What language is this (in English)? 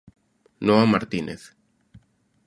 Galician